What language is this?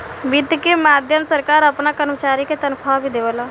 Bhojpuri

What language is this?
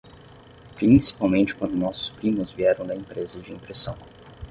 Portuguese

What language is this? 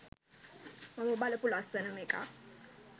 Sinhala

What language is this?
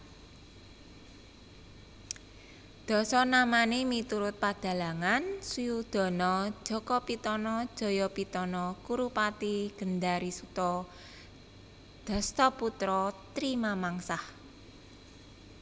Javanese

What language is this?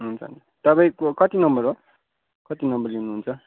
Nepali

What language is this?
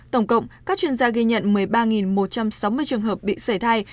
Vietnamese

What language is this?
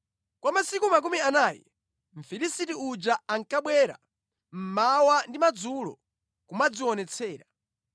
Nyanja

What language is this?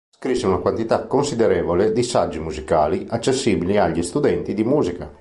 Italian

